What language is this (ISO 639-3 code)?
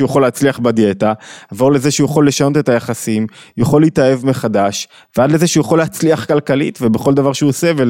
heb